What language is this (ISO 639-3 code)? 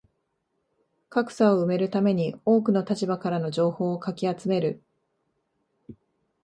jpn